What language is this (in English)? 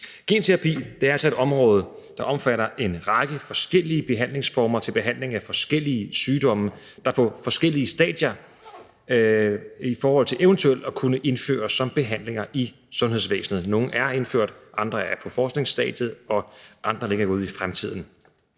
Danish